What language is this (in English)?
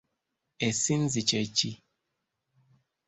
Ganda